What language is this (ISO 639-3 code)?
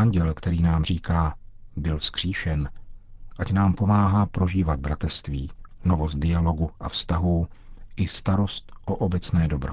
ces